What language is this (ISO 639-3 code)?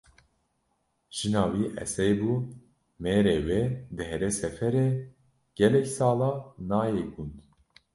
kur